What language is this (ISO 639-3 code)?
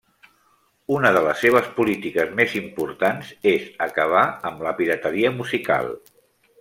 cat